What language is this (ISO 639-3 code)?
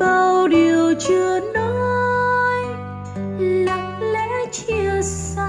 vie